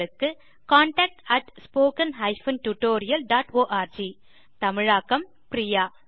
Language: Tamil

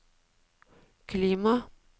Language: Norwegian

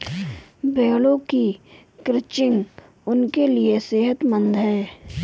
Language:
Hindi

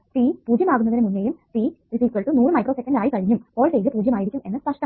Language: Malayalam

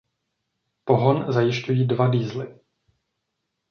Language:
Czech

